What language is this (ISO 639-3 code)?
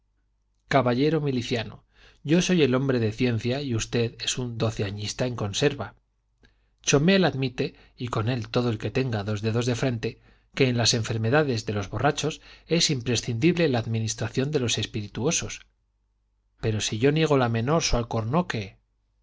spa